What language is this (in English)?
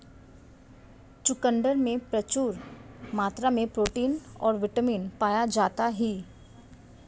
Hindi